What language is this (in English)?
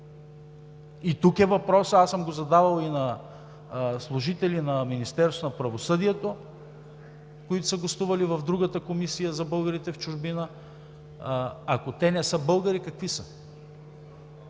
Bulgarian